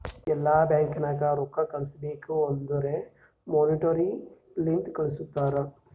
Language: Kannada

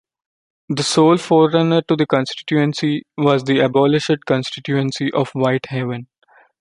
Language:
English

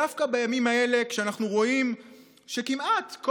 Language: Hebrew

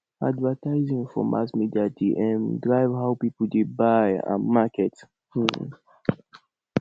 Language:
Nigerian Pidgin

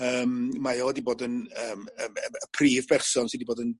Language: Welsh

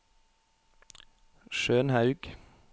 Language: Norwegian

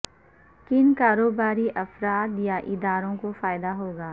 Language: Urdu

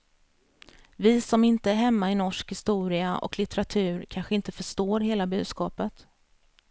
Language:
Swedish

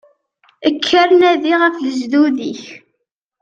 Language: Kabyle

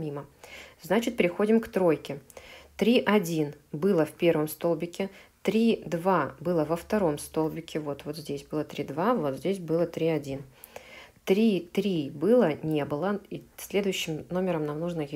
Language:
Russian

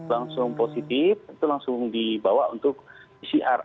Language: Indonesian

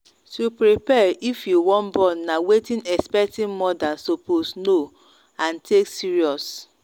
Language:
Nigerian Pidgin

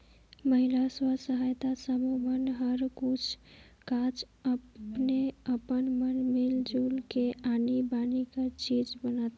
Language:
Chhattisgarhi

